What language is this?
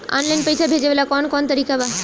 Bhojpuri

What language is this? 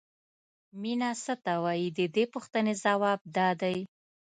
Pashto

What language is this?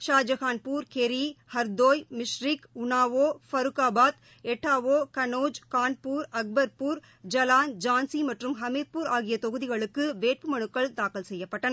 Tamil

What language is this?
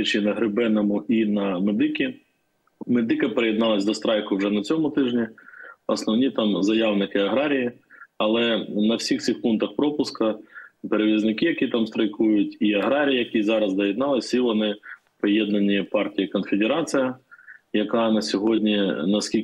Ukrainian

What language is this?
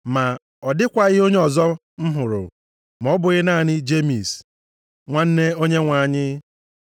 Igbo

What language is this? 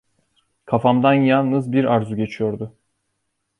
Turkish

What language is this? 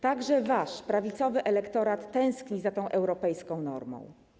Polish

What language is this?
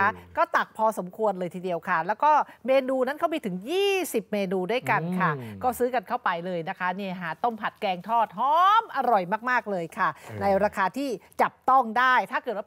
Thai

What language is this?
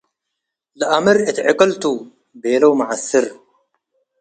Tigre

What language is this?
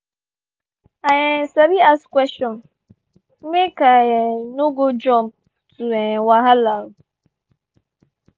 Nigerian Pidgin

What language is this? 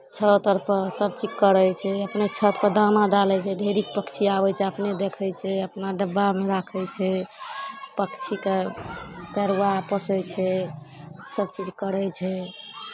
Maithili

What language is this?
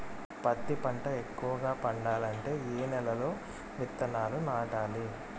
Telugu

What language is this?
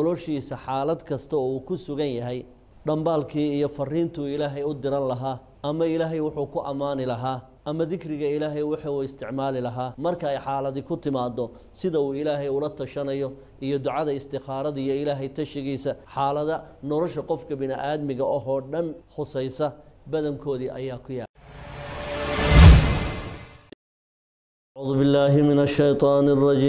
Arabic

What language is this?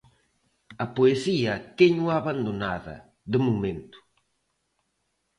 Galician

